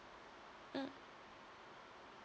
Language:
English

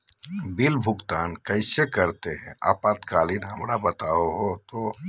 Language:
Magahi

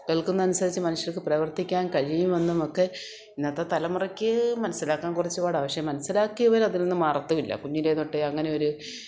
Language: Malayalam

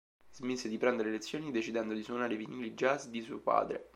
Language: Italian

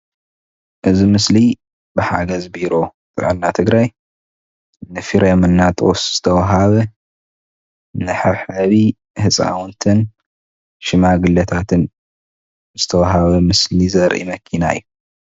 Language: Tigrinya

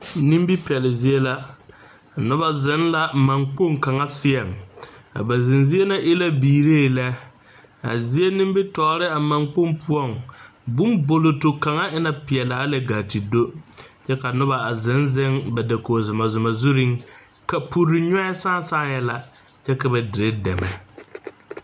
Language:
Southern Dagaare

